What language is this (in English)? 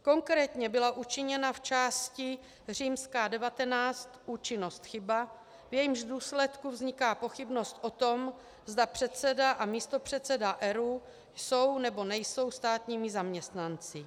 Czech